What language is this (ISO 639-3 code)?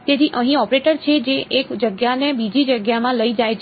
guj